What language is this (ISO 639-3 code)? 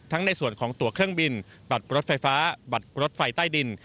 tha